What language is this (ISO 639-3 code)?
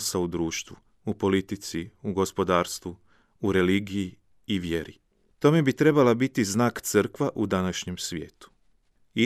hrv